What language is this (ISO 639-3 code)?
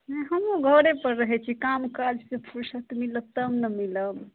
mai